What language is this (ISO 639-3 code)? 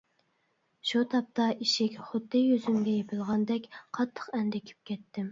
uig